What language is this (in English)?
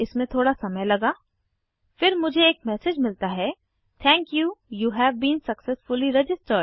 Hindi